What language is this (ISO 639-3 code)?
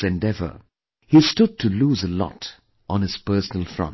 eng